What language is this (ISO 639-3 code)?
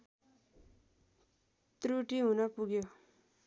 nep